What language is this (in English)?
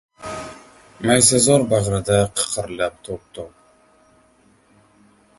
Uzbek